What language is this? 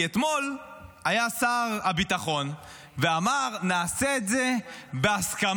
Hebrew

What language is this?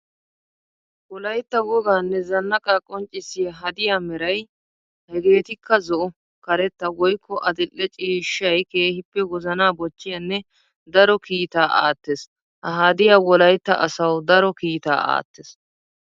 Wolaytta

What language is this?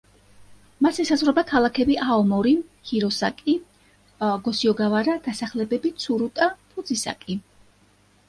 Georgian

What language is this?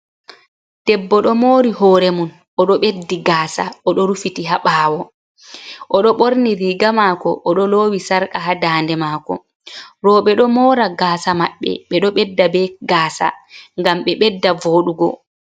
Fula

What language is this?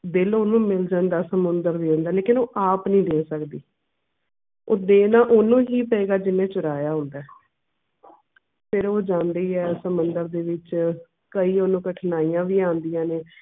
Punjabi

